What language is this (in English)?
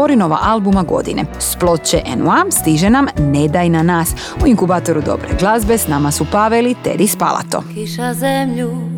Croatian